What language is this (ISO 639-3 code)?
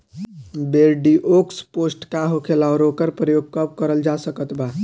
bho